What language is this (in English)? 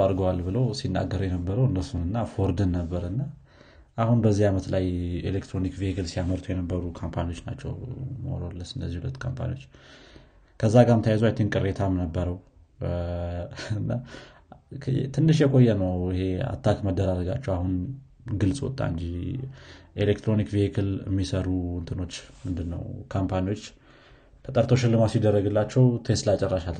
Amharic